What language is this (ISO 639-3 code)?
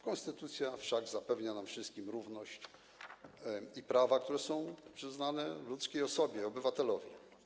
pol